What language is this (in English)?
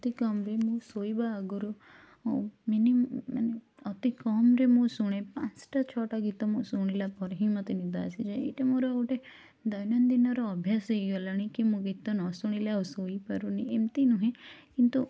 Odia